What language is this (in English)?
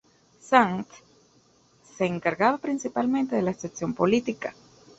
Spanish